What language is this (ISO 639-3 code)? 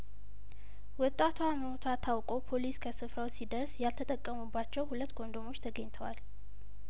amh